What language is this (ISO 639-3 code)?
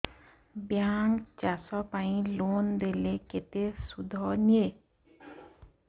ori